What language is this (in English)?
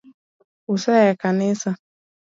Luo (Kenya and Tanzania)